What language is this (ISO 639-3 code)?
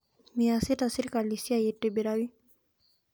mas